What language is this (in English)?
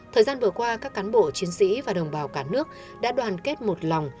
Vietnamese